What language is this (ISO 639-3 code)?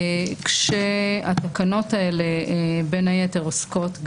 heb